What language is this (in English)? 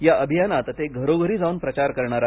Marathi